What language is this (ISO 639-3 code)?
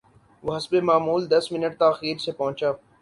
urd